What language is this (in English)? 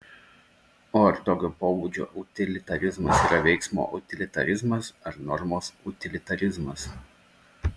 Lithuanian